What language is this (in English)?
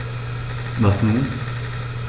German